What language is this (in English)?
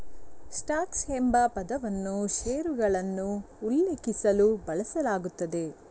Kannada